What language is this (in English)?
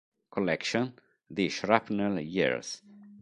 Italian